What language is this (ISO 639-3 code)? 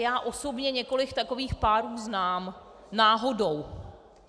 ces